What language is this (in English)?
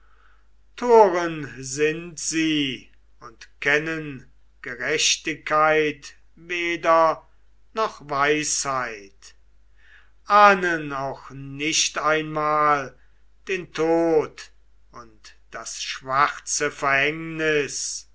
German